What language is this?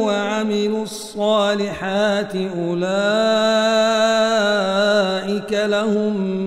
Arabic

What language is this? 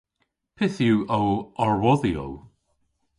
Cornish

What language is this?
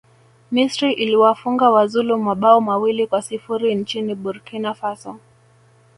Swahili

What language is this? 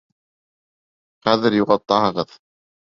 Bashkir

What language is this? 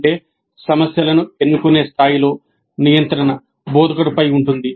Telugu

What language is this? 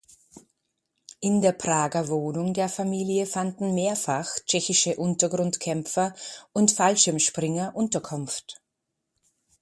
German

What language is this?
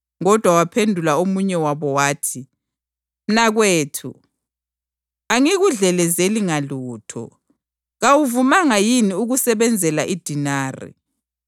North Ndebele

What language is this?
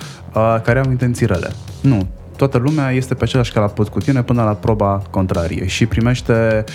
Romanian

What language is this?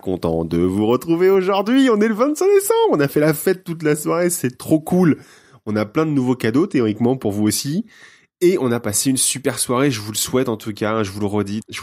French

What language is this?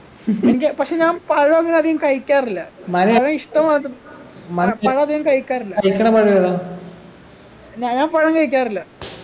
Malayalam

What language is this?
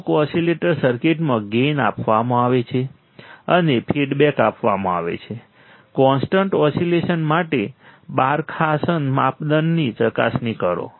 Gujarati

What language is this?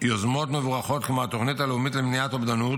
Hebrew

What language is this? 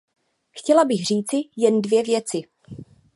Czech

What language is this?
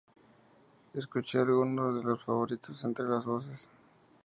Spanish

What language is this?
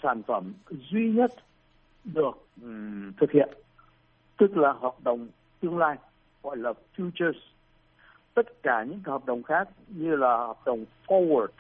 Vietnamese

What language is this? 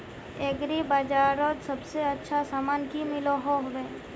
Magahi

